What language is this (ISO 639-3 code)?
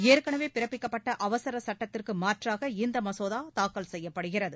tam